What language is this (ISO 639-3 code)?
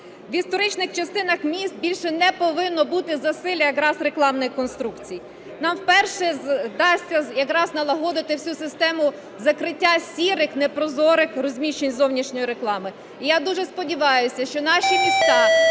ukr